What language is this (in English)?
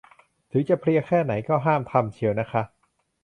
Thai